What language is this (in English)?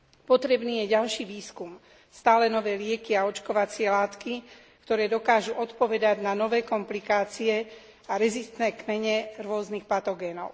Slovak